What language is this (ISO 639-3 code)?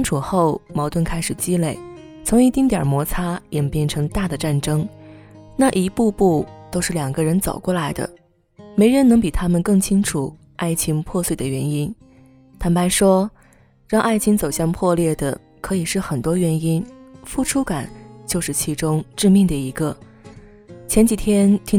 zho